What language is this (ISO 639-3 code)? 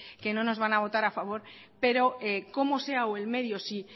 spa